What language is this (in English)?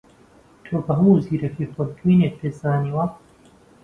Central Kurdish